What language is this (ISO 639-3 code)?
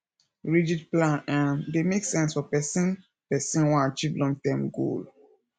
pcm